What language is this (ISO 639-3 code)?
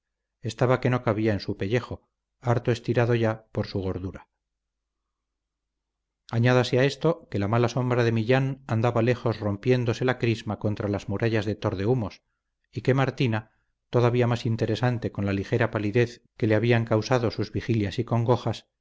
spa